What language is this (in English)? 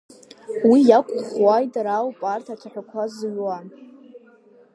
Abkhazian